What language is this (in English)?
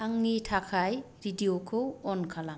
Bodo